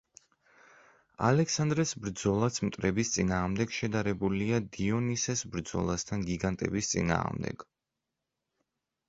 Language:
Georgian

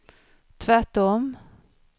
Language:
Swedish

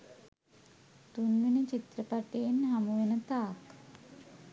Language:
Sinhala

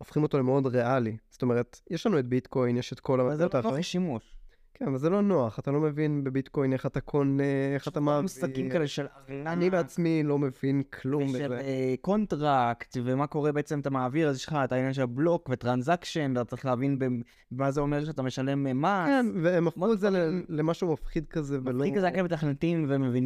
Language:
Hebrew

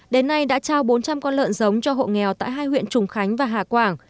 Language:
Vietnamese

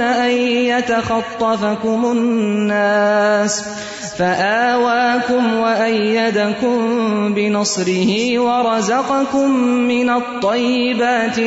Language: Urdu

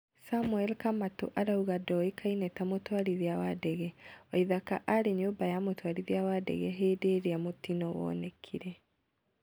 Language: Kikuyu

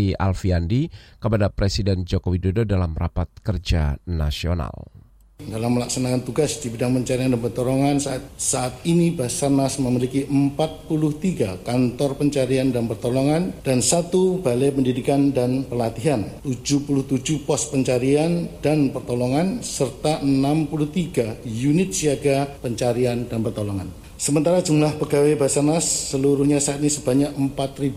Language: Indonesian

